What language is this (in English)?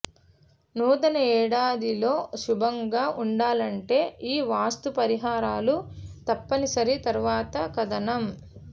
Telugu